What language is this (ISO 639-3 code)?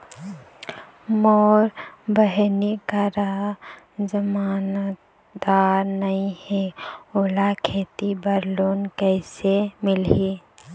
hne